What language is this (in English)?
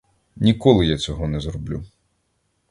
Ukrainian